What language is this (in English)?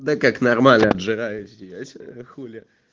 Russian